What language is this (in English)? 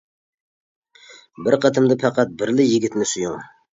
Uyghur